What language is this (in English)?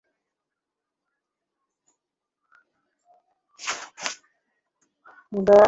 Bangla